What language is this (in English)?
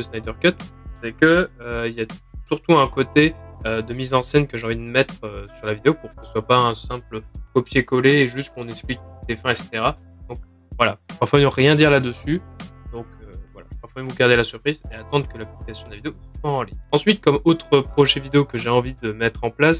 French